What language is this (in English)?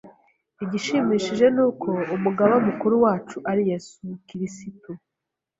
Kinyarwanda